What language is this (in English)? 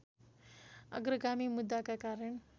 Nepali